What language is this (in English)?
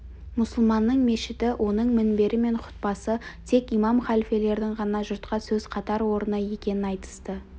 Kazakh